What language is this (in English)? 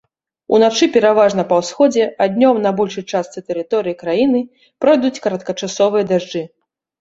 Belarusian